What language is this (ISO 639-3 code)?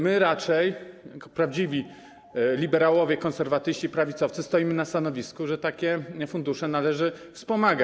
pol